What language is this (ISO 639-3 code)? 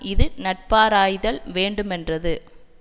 tam